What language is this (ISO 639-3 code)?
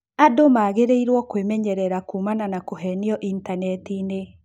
kik